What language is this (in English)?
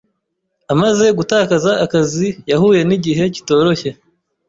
Kinyarwanda